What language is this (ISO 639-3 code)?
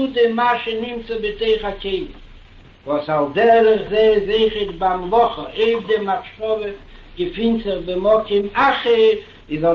heb